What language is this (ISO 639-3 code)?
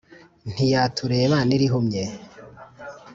kin